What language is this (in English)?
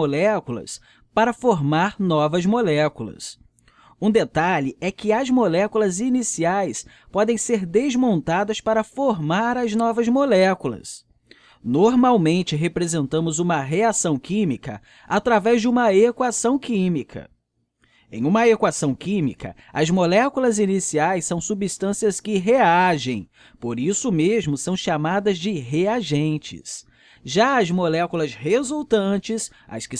Portuguese